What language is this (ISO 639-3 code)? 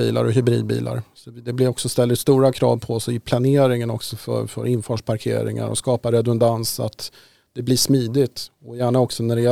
swe